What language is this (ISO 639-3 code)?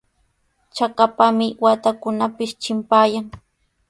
qws